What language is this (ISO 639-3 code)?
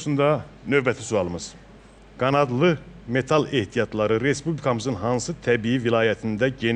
tur